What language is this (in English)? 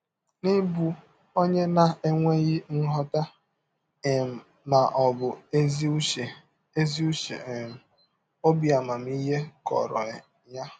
Igbo